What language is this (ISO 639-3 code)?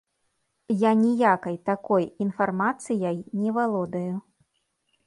bel